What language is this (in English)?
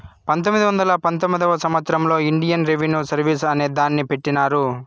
Telugu